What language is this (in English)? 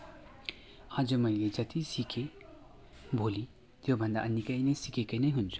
Nepali